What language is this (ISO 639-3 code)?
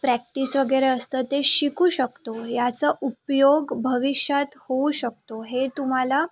mar